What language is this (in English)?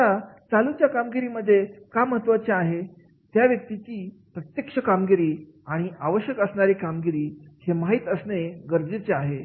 Marathi